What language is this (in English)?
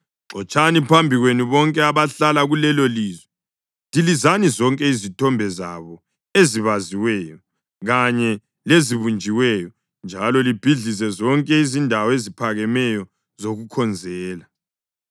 North Ndebele